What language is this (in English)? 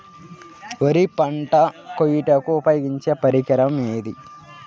Telugu